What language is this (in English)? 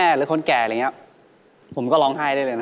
Thai